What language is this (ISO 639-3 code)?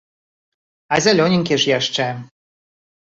bel